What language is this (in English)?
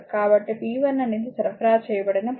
Telugu